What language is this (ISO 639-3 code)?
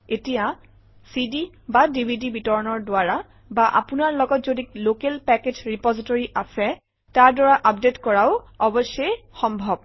asm